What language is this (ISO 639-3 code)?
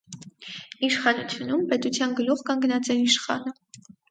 hye